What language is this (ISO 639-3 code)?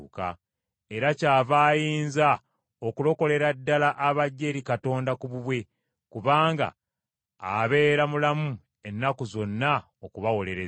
lug